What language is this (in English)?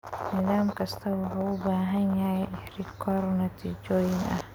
Somali